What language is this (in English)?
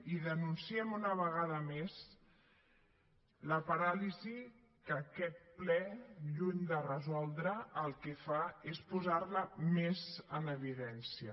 Catalan